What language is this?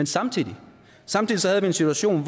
Danish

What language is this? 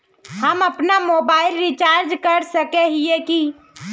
Magahi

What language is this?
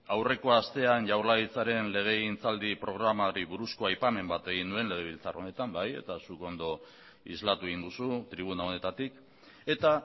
Basque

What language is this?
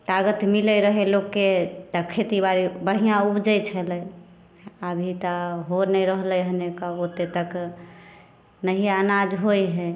Maithili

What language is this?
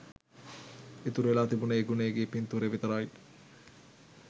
Sinhala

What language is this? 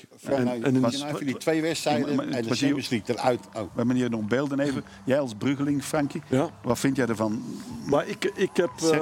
Dutch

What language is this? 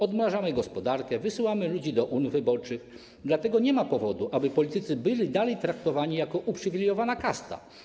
Polish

